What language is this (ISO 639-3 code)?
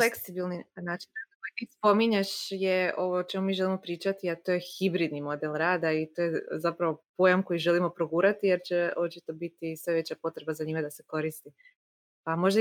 hrv